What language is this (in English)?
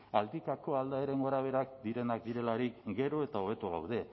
Basque